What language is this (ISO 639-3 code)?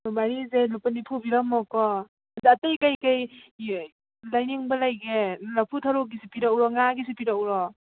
mni